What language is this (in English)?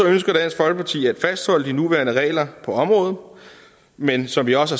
Danish